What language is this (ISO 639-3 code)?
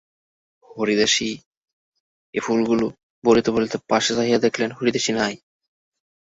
ben